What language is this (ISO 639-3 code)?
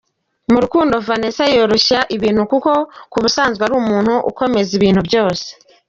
kin